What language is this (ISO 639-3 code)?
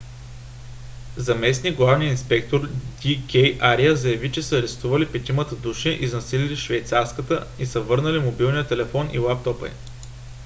bul